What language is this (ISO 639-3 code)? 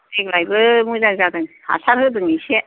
brx